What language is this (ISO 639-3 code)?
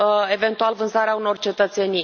ron